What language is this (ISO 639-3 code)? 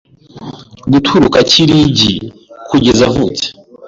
kin